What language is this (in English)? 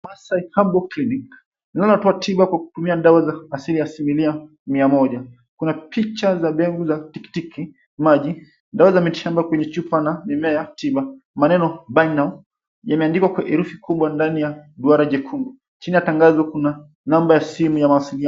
Swahili